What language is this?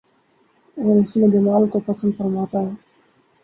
Urdu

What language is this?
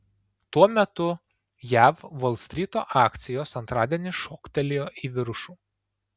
Lithuanian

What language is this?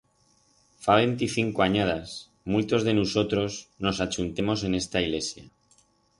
Aragonese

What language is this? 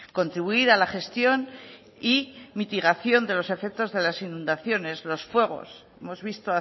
Spanish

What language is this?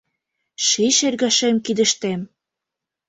Mari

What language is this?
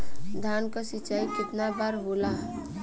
Bhojpuri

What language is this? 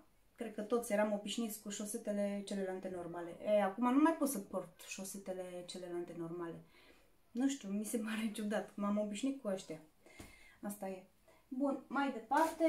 Romanian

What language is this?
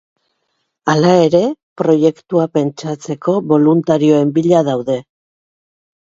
Basque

